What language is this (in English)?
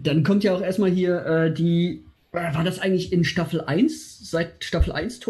German